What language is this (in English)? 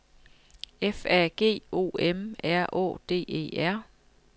Danish